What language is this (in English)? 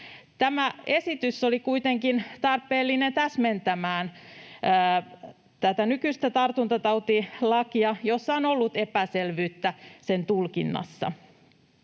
Finnish